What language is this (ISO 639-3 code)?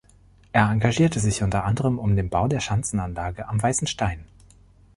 deu